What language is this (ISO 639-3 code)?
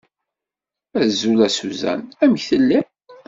kab